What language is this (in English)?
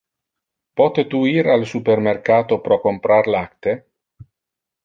Interlingua